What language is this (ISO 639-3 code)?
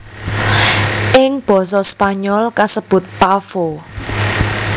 jav